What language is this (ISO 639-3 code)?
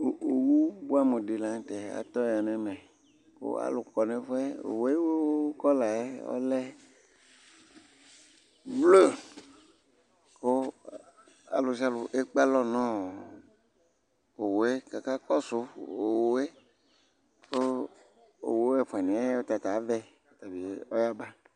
kpo